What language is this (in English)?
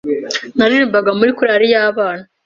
Kinyarwanda